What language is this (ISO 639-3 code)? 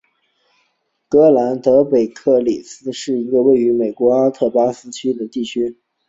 zho